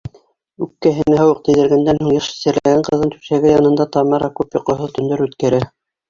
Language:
Bashkir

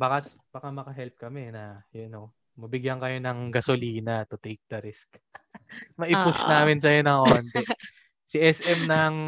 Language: Filipino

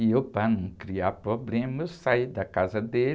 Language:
Portuguese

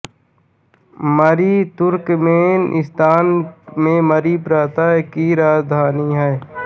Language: Hindi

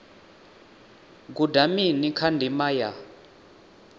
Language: Venda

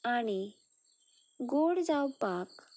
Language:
Konkani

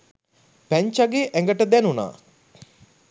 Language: Sinhala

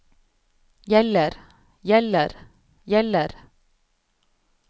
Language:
Norwegian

